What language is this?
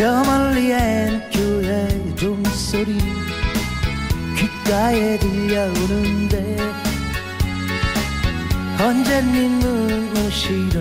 Turkish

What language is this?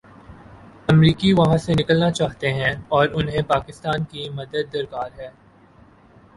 Urdu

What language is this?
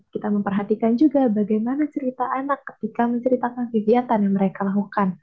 Indonesian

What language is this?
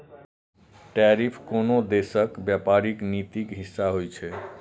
Maithili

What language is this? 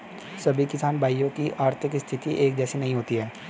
Hindi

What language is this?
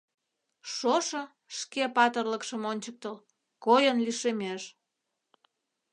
Mari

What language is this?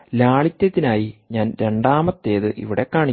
Malayalam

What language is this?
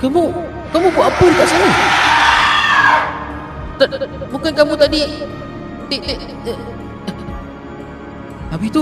Malay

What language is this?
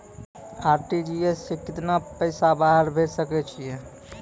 Maithili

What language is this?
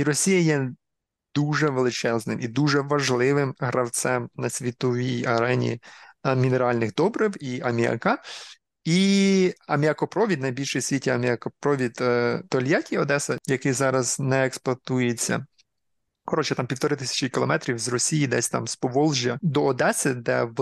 Ukrainian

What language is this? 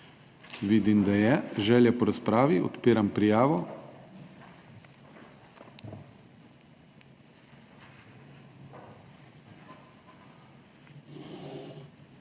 Slovenian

